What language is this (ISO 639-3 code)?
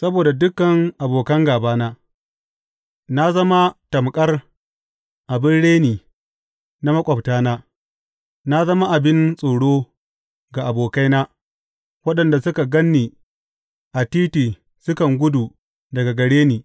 hau